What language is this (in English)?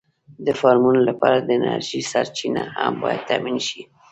Pashto